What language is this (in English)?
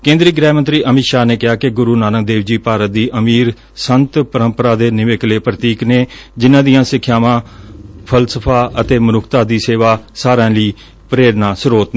Punjabi